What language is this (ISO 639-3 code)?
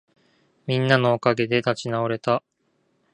jpn